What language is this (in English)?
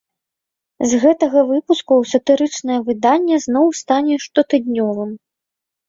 Belarusian